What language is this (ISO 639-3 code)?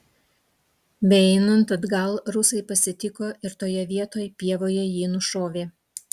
lit